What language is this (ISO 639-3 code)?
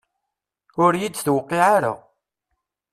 kab